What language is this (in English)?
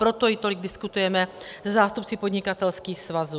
Czech